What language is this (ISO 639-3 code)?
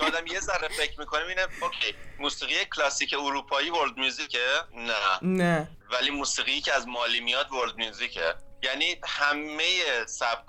fas